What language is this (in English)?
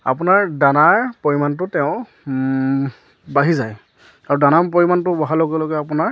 Assamese